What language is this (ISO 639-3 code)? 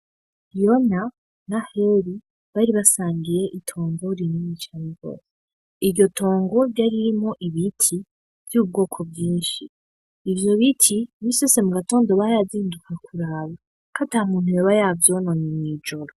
run